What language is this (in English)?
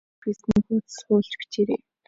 Mongolian